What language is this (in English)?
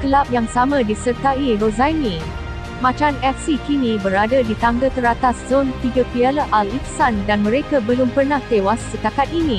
Malay